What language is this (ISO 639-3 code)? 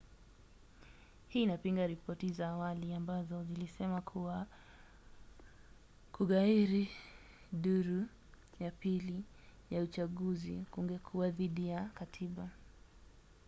swa